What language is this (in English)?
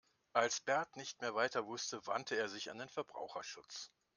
German